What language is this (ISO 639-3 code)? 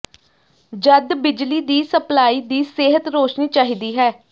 pan